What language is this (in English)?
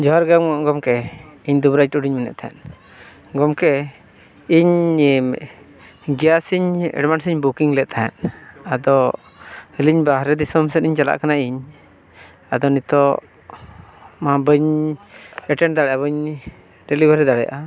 Santali